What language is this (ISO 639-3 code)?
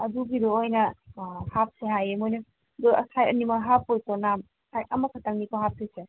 mni